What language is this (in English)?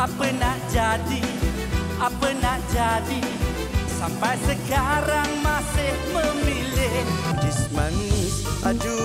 Indonesian